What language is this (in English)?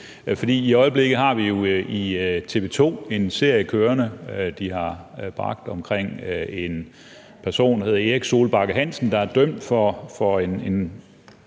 Danish